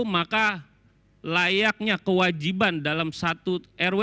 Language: Indonesian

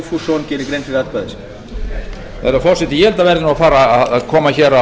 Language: Icelandic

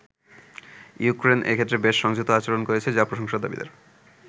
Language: Bangla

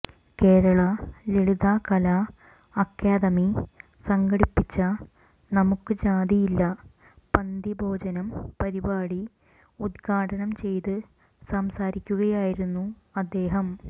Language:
Malayalam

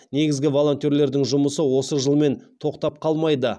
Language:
Kazakh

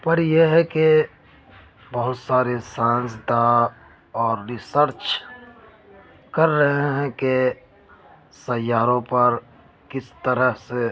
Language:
Urdu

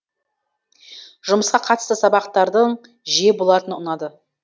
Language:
Kazakh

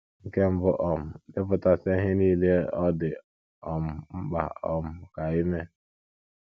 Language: Igbo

